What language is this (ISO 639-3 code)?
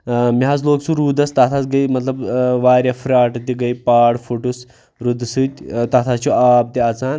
kas